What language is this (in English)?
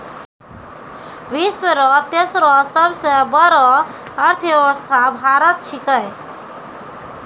Maithili